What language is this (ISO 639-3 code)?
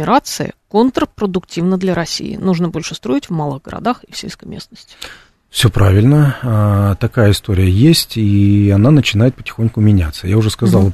rus